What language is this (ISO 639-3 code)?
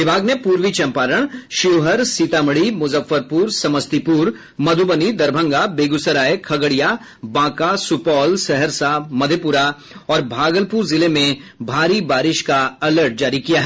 hin